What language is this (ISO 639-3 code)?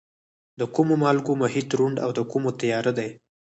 pus